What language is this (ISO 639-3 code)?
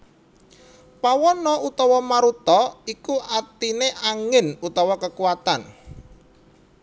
jav